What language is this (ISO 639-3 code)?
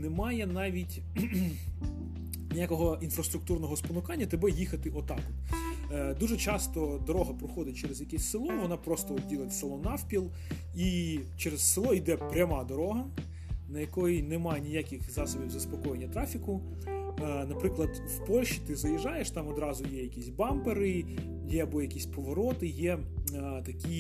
ukr